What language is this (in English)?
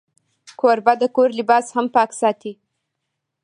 Pashto